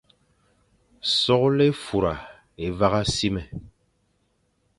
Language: Fang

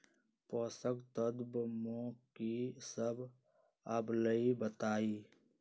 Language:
Magahi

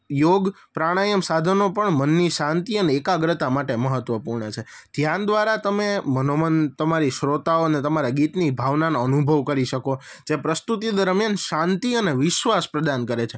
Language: Gujarati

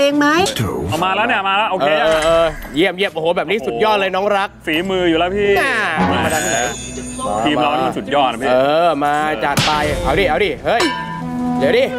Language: Thai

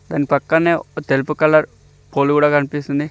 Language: Telugu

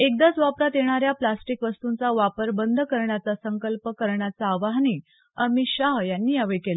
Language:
Marathi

